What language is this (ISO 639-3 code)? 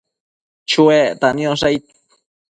mcf